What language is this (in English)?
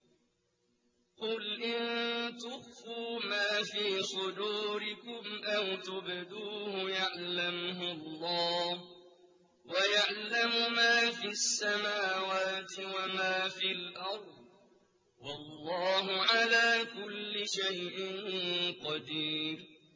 Arabic